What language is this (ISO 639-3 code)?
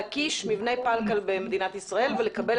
heb